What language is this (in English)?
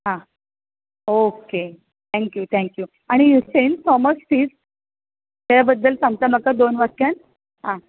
Konkani